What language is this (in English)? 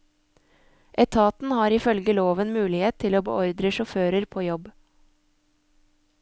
Norwegian